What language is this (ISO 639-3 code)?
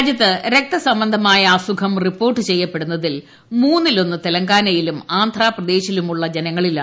mal